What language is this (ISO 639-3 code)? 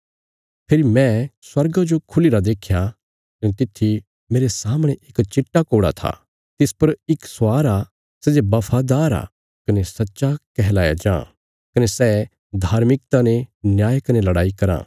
kfs